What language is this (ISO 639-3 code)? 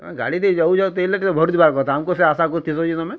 ori